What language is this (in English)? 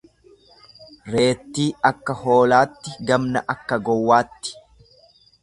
Oromo